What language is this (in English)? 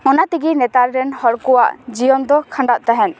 Santali